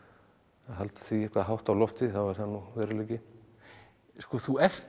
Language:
Icelandic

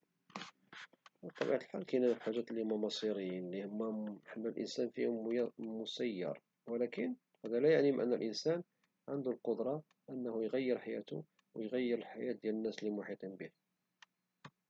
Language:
Moroccan Arabic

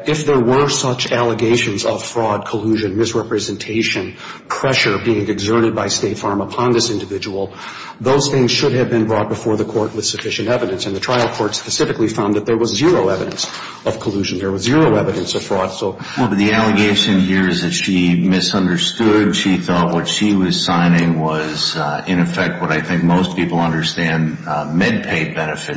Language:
English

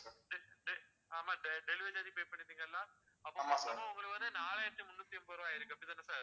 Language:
Tamil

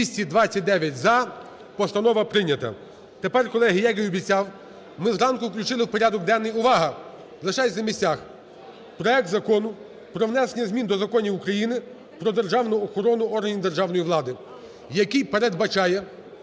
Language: Ukrainian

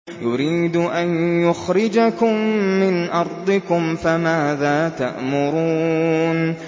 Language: Arabic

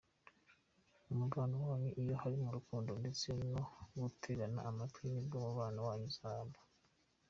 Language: Kinyarwanda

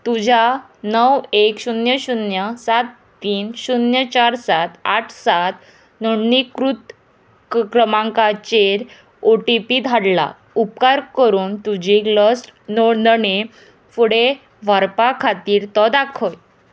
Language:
Konkani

